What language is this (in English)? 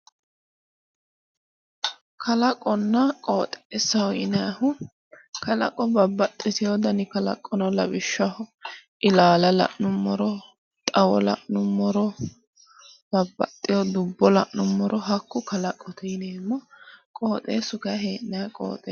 Sidamo